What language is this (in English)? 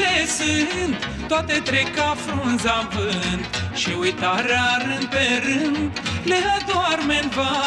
Romanian